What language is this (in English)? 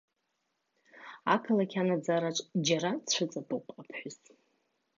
Abkhazian